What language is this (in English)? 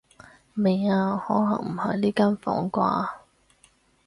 Cantonese